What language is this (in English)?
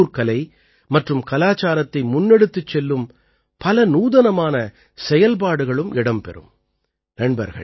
Tamil